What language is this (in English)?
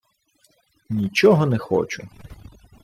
Ukrainian